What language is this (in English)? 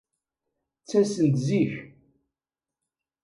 Kabyle